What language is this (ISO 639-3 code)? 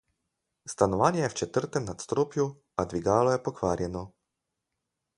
slv